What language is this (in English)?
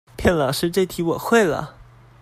Chinese